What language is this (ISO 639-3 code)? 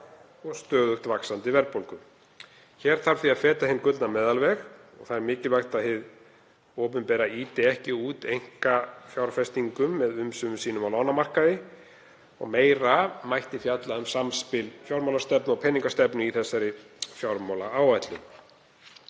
isl